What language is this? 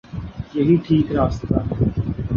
Urdu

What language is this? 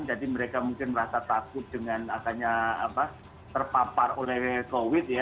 Indonesian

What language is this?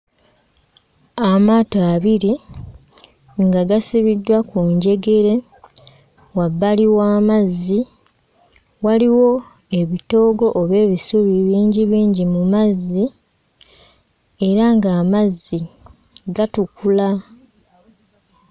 Ganda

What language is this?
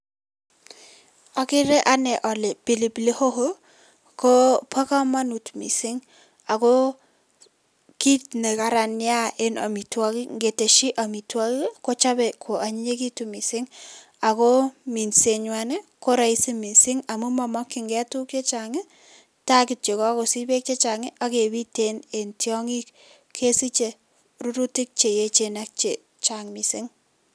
Kalenjin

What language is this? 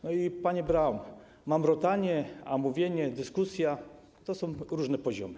Polish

